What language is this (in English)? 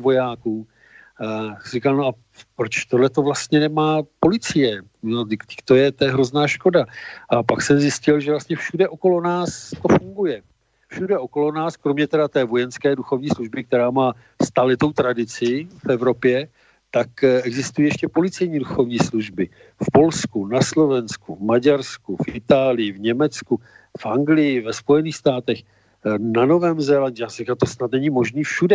Czech